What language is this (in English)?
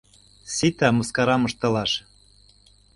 Mari